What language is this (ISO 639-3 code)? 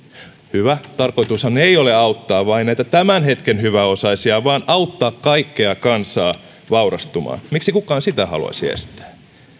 fin